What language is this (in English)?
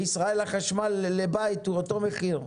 Hebrew